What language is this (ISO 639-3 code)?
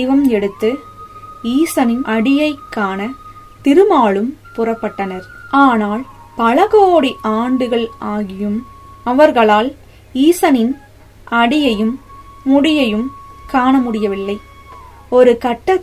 tam